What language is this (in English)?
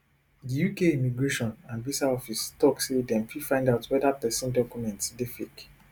Nigerian Pidgin